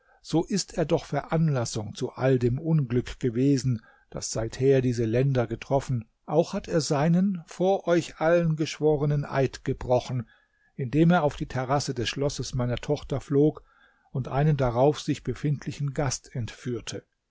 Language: German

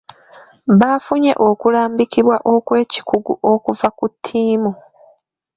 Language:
Ganda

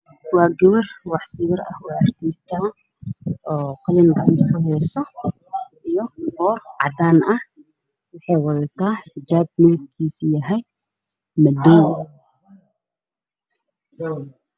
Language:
Somali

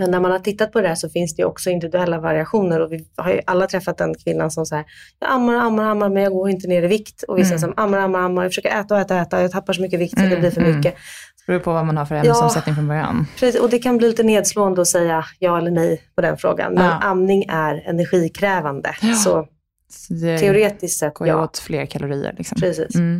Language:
Swedish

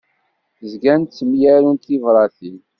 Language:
Kabyle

